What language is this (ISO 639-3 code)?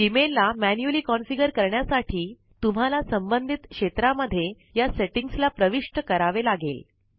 mar